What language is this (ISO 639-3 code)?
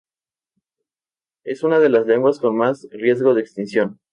spa